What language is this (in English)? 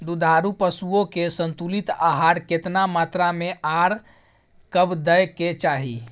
Maithili